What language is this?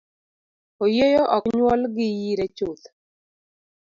Luo (Kenya and Tanzania)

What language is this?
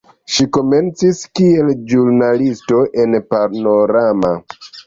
Esperanto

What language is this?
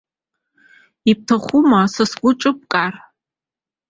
Abkhazian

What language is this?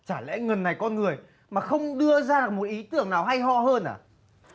Vietnamese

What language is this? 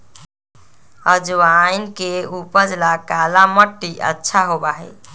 Magahi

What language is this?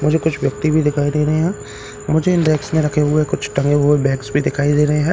Hindi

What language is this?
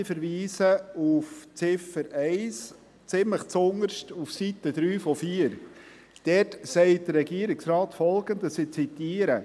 Swiss German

